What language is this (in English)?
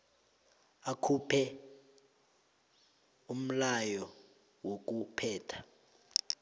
South Ndebele